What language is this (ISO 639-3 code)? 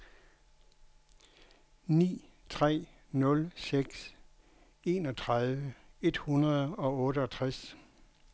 dan